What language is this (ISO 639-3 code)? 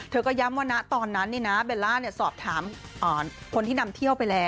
tha